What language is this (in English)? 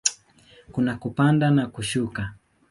Swahili